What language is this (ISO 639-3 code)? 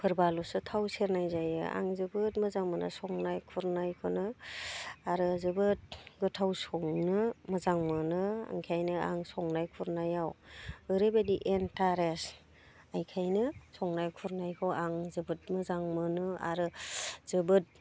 brx